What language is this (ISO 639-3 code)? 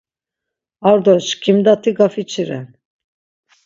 lzz